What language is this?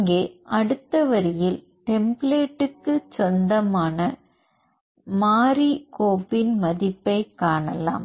Tamil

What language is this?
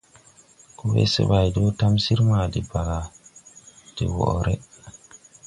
Tupuri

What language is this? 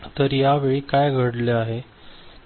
Marathi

